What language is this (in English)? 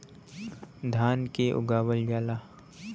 Bhojpuri